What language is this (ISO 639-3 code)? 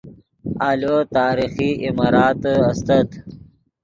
ydg